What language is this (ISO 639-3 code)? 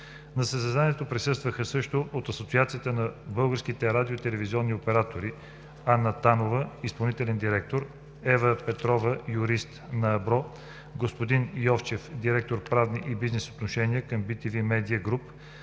bul